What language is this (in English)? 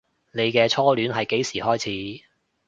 Cantonese